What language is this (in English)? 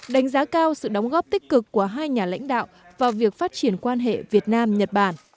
Vietnamese